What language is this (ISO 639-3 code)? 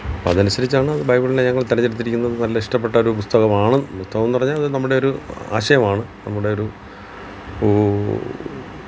mal